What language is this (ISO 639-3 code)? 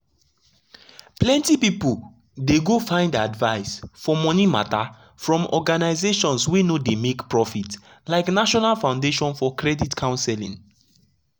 pcm